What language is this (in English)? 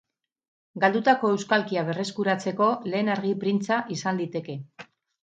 Basque